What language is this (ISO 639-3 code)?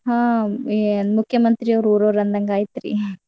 kan